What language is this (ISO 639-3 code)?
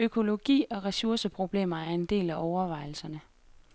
dan